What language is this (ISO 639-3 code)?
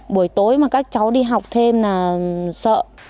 vie